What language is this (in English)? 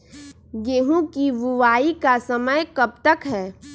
Magahi